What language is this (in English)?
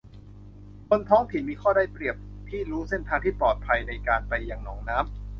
Thai